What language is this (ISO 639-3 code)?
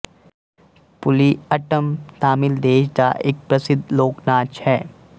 pan